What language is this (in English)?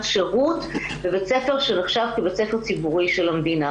Hebrew